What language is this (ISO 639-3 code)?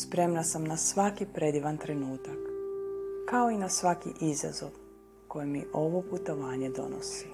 hrv